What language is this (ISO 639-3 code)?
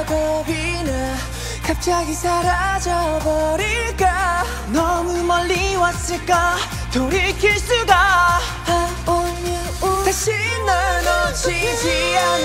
kor